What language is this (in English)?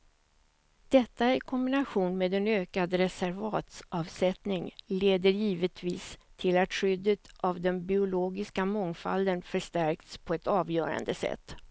Swedish